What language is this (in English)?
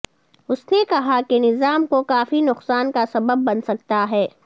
Urdu